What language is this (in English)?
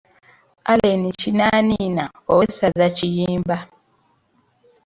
Ganda